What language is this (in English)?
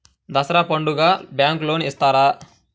Telugu